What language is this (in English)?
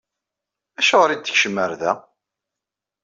Kabyle